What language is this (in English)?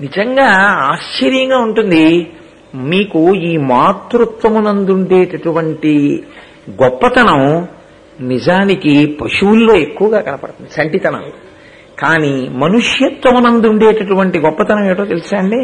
Telugu